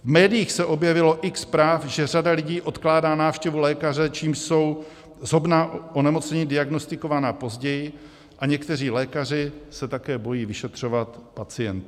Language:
Czech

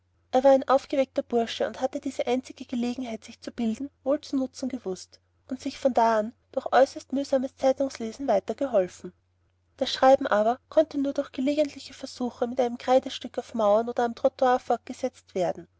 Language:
German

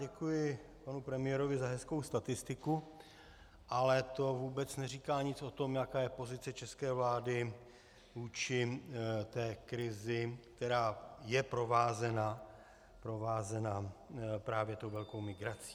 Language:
Czech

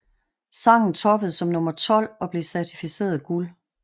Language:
Danish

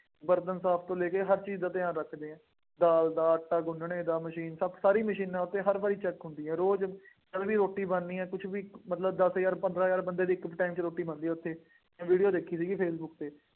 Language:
Punjabi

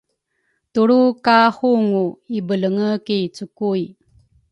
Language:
Rukai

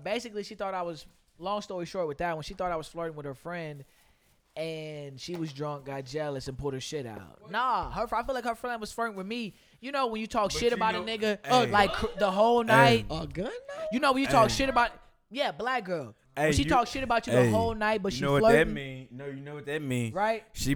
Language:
English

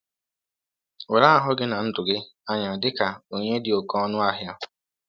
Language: Igbo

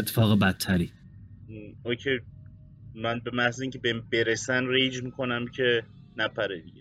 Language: Persian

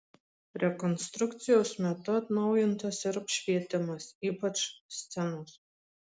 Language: Lithuanian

